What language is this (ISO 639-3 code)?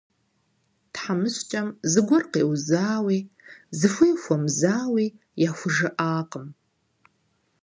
kbd